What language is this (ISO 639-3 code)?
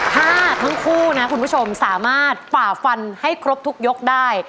tha